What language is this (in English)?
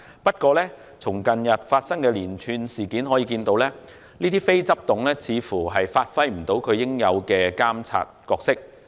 Cantonese